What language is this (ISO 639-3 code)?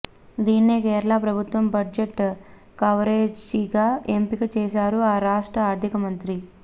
tel